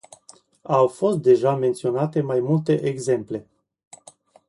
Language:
Romanian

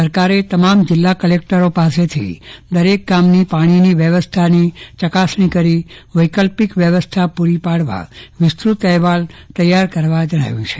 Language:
Gujarati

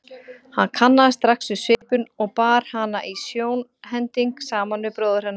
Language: Icelandic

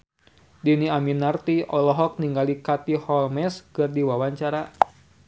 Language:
Sundanese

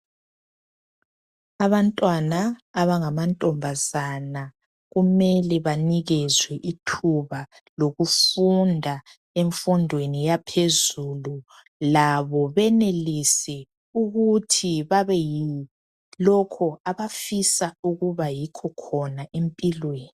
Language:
North Ndebele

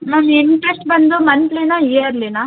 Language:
Kannada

